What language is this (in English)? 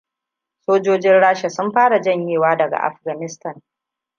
Hausa